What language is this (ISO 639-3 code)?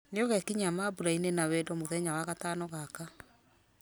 kik